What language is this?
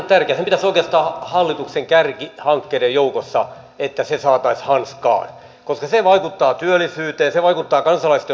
Finnish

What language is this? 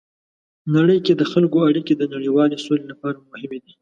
Pashto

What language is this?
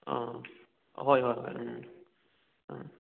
Manipuri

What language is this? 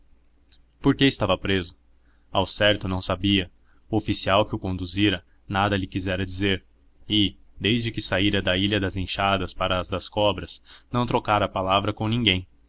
Portuguese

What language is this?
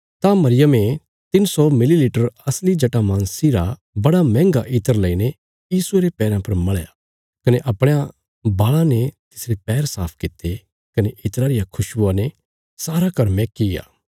Bilaspuri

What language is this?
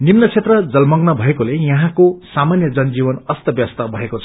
Nepali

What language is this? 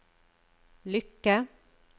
Norwegian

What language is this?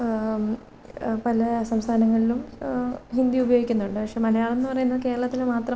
Malayalam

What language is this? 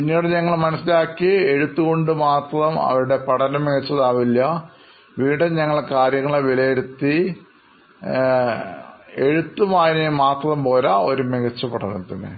Malayalam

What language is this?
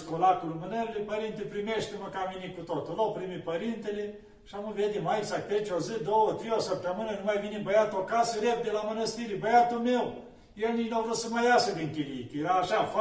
Romanian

